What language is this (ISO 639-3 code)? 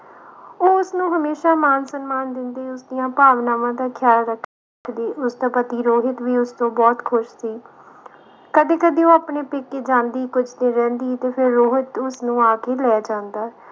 pan